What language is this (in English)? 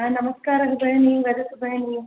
Sanskrit